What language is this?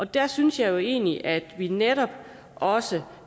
Danish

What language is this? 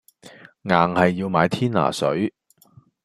Cantonese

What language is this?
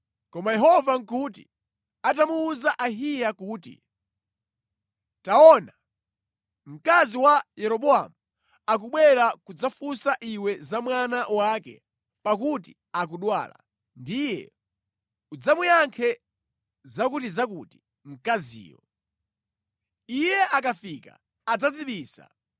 Nyanja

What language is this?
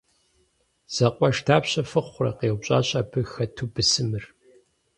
Kabardian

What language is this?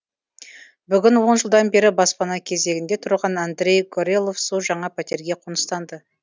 Kazakh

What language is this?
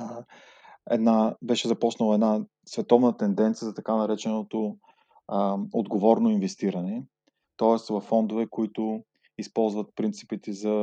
Bulgarian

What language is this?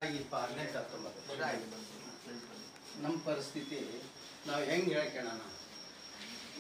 Kannada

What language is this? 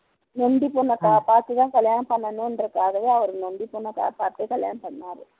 Tamil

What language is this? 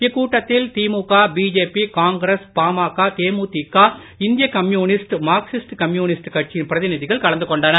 Tamil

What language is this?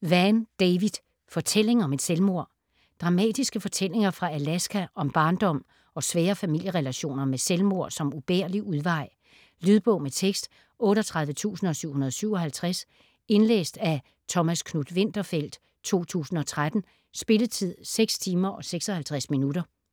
Danish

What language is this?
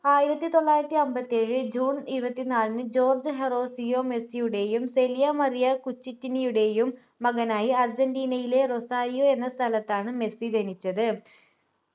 Malayalam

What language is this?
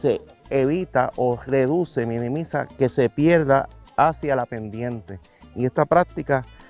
Spanish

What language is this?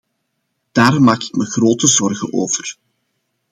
Dutch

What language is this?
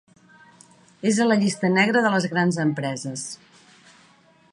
Catalan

